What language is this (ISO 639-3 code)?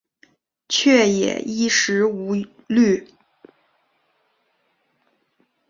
zho